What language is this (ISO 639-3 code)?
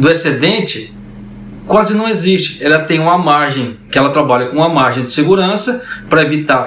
por